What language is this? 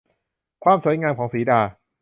Thai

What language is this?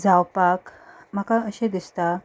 Konkani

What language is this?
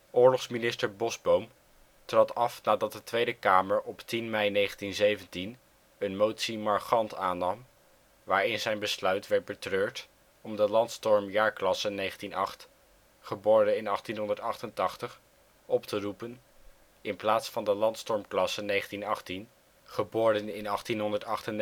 Dutch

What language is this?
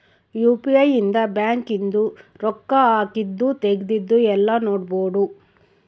Kannada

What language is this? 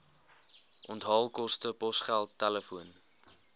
Afrikaans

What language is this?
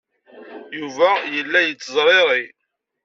Kabyle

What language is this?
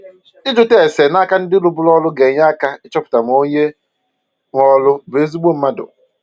Igbo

